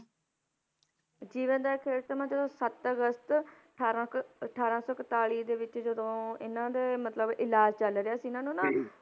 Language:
Punjabi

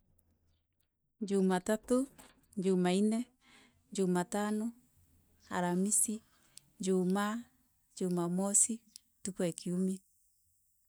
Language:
Meru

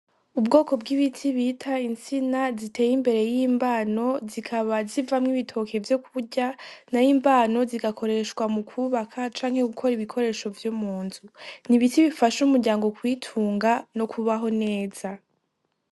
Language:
Rundi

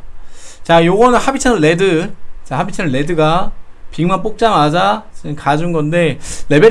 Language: Korean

